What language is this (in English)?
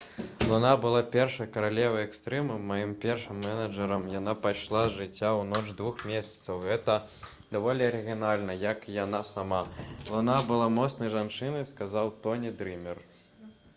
Belarusian